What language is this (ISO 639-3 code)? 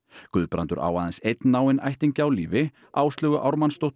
isl